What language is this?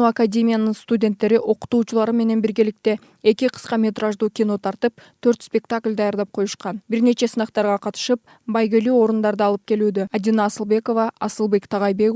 Turkish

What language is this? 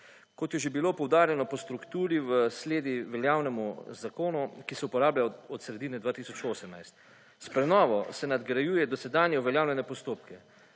Slovenian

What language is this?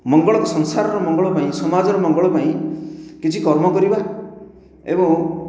Odia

